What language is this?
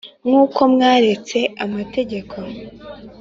Kinyarwanda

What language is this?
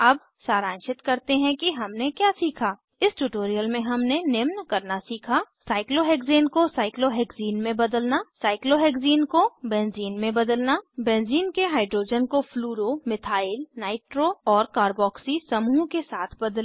Hindi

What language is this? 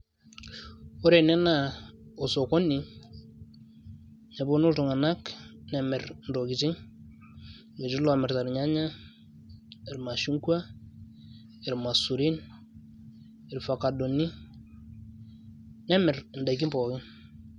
Masai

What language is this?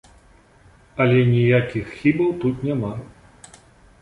Belarusian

